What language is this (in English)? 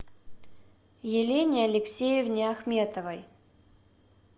Russian